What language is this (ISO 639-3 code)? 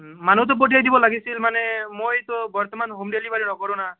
asm